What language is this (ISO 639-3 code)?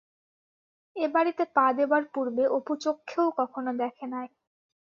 ben